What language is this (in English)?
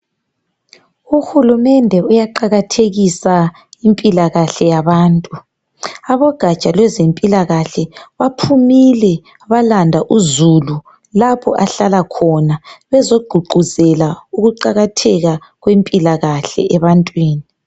North Ndebele